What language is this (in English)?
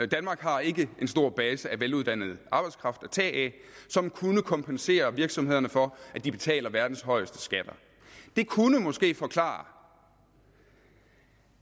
Danish